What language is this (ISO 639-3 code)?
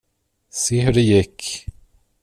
swe